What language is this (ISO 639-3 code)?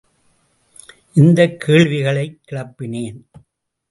tam